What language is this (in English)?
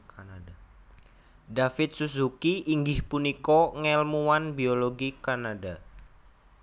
Javanese